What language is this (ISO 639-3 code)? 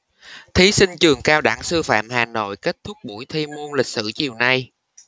vie